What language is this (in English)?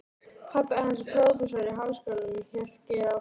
Icelandic